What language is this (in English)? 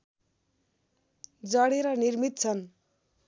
Nepali